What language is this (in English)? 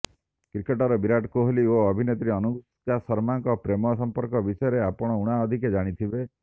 Odia